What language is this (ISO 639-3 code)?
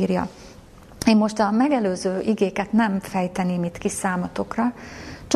hun